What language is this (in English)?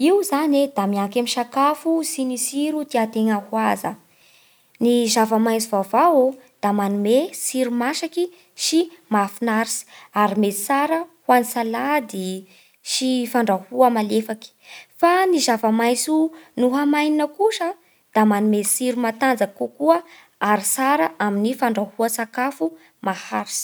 Bara Malagasy